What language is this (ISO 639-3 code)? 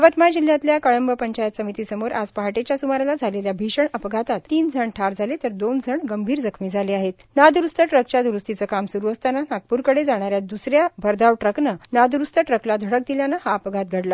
mar